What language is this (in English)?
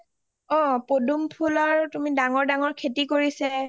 Assamese